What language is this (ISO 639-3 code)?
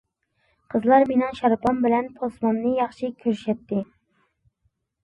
uig